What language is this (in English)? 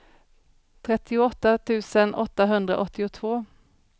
Swedish